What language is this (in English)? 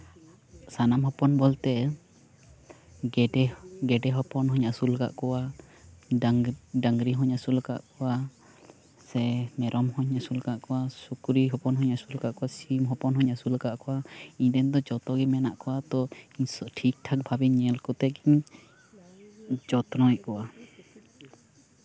Santali